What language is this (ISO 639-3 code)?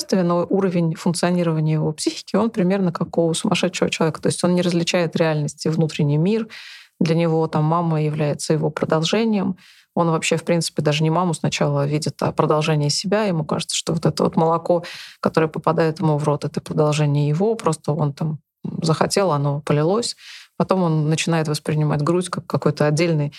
rus